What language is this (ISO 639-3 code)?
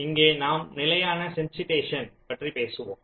tam